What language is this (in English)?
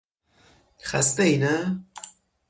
Persian